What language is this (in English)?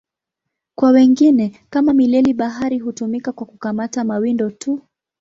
Swahili